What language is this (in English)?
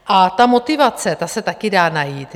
Czech